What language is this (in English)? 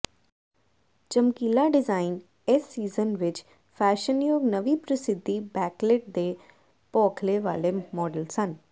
Punjabi